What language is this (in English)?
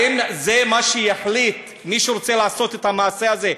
Hebrew